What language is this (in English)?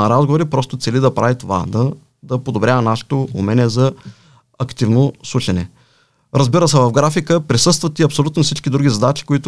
Bulgarian